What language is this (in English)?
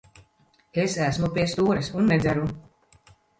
Latvian